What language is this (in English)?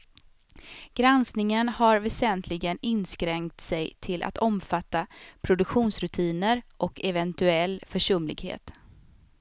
Swedish